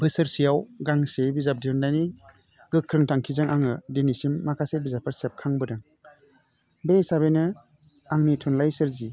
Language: Bodo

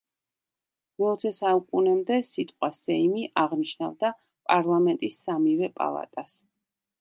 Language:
Georgian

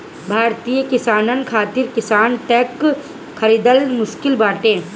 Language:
Bhojpuri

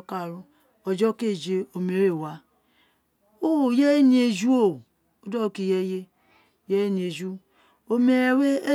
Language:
Isekiri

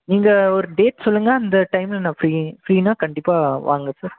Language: Tamil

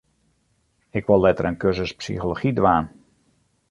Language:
Western Frisian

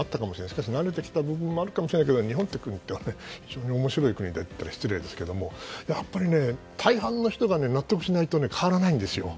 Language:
Japanese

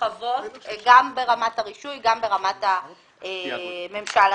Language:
Hebrew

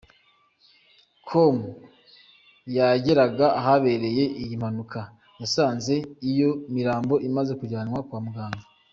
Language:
Kinyarwanda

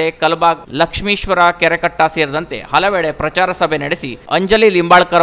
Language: Kannada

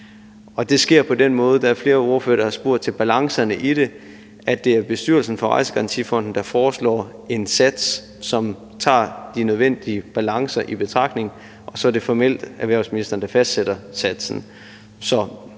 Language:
Danish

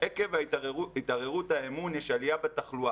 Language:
Hebrew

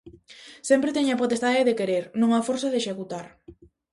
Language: Galician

